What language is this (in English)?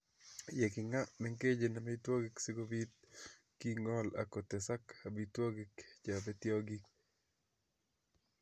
Kalenjin